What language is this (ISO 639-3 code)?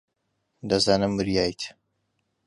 ckb